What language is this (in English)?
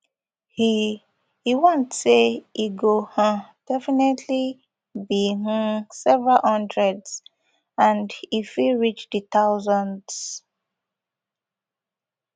Nigerian Pidgin